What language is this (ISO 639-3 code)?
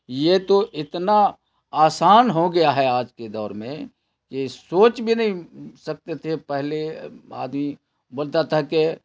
urd